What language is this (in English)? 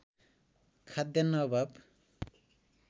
Nepali